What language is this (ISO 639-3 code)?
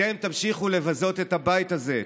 heb